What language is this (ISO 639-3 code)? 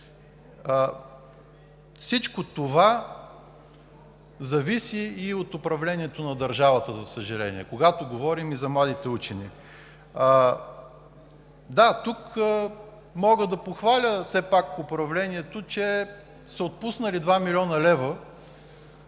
bul